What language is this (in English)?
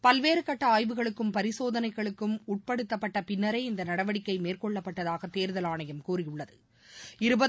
Tamil